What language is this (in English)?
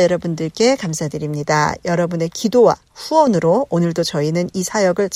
Korean